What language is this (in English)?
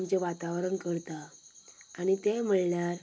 Konkani